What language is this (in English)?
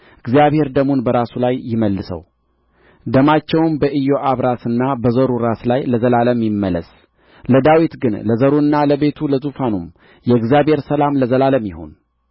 Amharic